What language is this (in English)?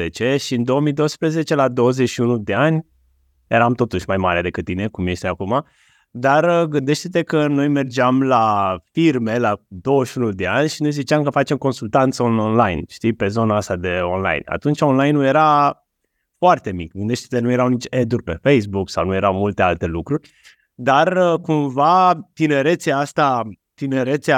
Romanian